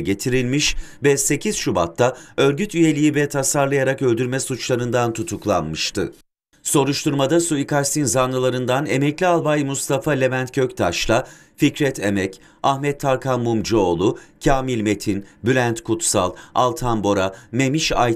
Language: Turkish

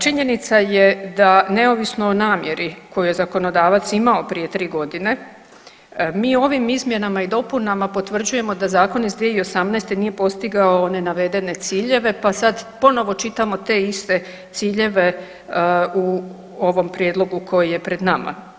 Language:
Croatian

